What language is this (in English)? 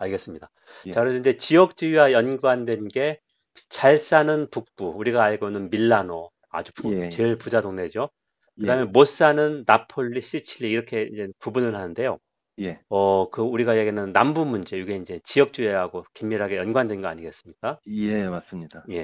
Korean